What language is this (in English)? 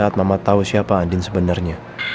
Indonesian